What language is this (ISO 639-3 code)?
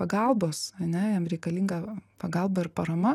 lit